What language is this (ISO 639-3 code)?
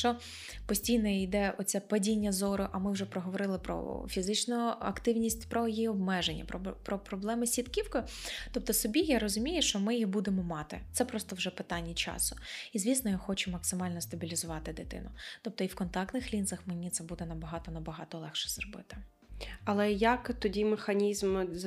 ukr